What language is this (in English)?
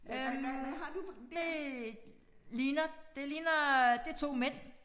Danish